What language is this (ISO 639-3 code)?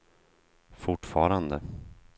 swe